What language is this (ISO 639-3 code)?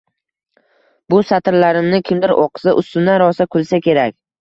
uzb